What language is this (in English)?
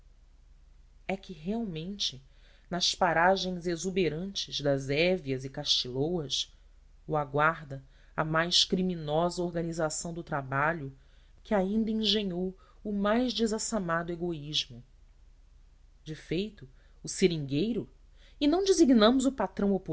Portuguese